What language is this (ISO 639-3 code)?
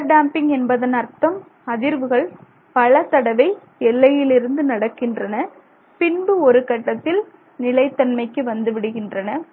tam